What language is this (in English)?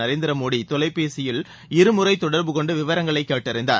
Tamil